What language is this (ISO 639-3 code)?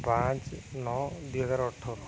ori